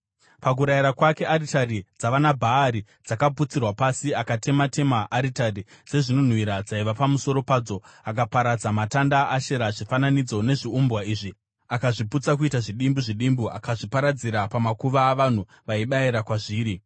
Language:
Shona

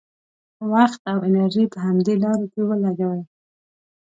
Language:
Pashto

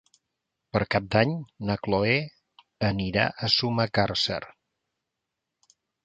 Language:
Catalan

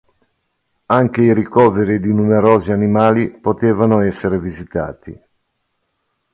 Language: Italian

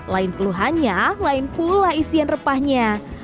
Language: Indonesian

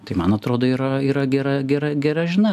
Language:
Lithuanian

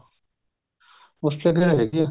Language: Punjabi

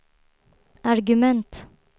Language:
Swedish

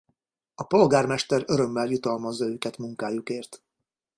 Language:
Hungarian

